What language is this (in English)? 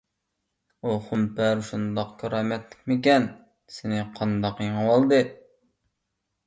Uyghur